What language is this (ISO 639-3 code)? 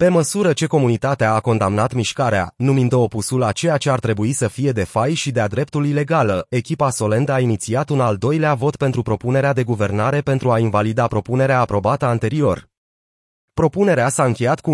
ron